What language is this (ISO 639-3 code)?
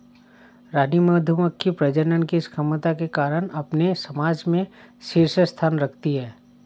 hin